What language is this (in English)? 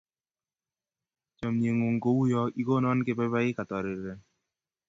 Kalenjin